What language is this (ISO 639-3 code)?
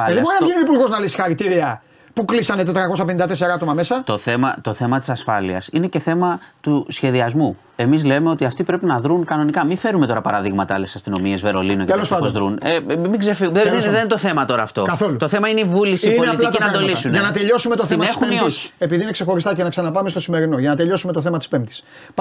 ell